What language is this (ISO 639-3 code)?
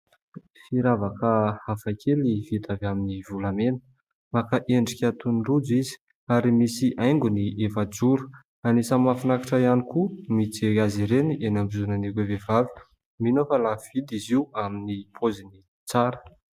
mlg